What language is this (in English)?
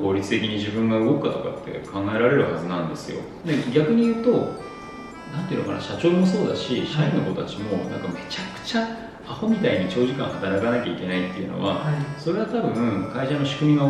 Japanese